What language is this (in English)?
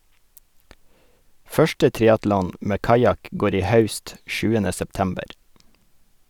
Norwegian